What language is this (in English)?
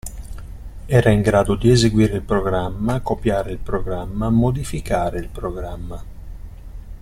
Italian